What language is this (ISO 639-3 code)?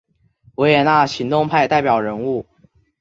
zho